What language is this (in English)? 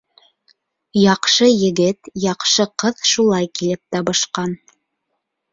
Bashkir